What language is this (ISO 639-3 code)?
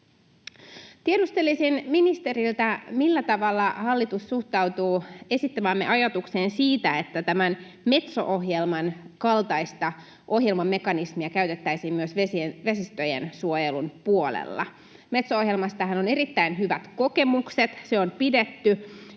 fin